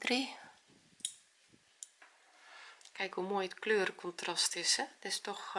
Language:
Dutch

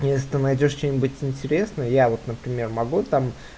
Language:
Russian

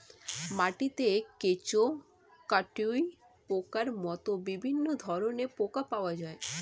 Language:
Bangla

